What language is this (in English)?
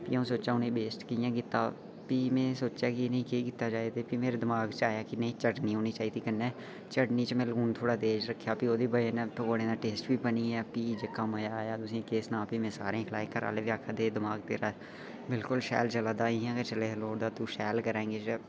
Dogri